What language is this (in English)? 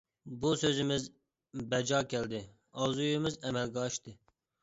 Uyghur